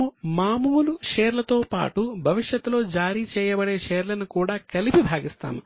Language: Telugu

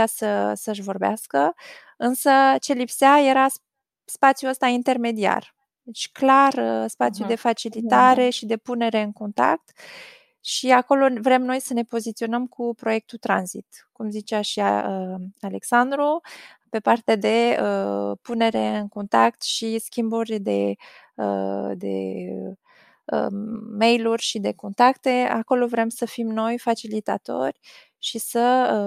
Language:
Romanian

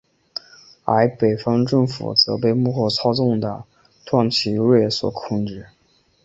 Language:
Chinese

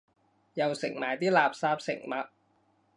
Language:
Cantonese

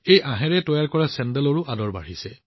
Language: Assamese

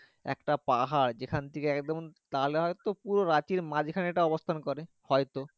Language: Bangla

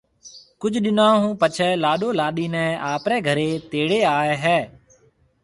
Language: Marwari (Pakistan)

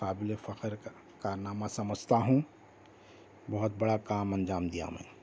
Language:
Urdu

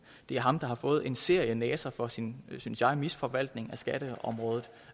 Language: Danish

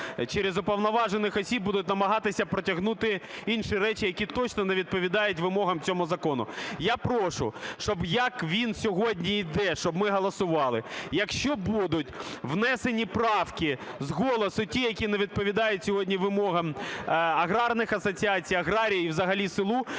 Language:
Ukrainian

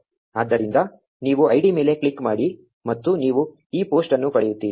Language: Kannada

